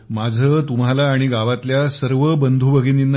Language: Marathi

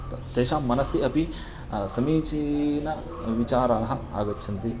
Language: Sanskrit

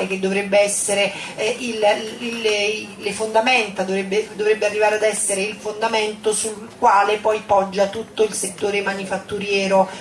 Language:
Italian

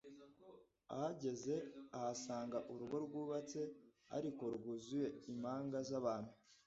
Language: Kinyarwanda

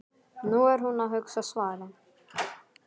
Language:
Icelandic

